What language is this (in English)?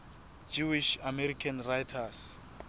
Southern Sotho